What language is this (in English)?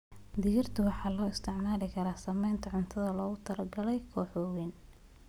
Somali